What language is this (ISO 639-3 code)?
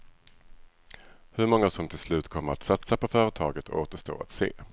swe